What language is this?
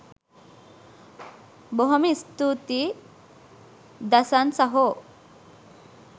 Sinhala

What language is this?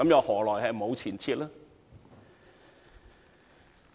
Cantonese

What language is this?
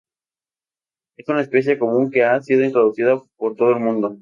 Spanish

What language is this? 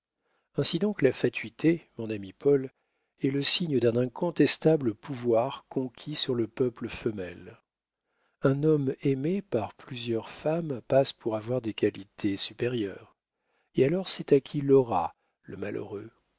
French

